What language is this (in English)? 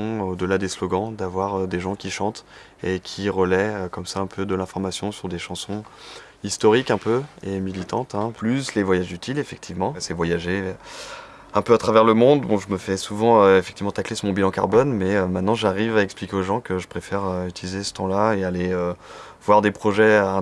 French